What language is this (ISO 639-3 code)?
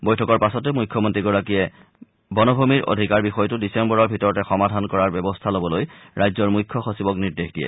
asm